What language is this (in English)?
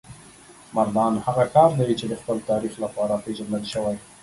Pashto